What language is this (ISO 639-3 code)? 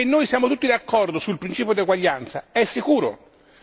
ita